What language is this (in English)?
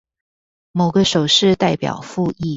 Chinese